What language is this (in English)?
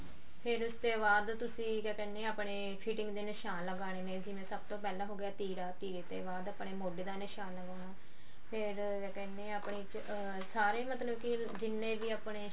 Punjabi